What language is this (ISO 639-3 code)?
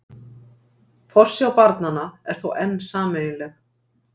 isl